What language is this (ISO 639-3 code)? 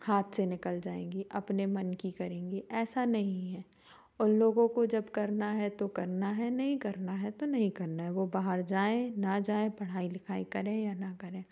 hin